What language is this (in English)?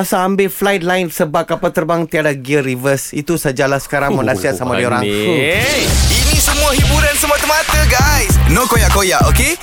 Malay